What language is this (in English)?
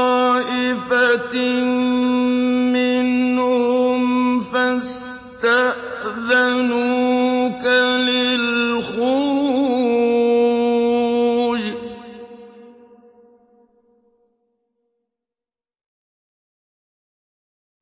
Arabic